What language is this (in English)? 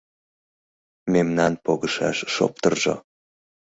Mari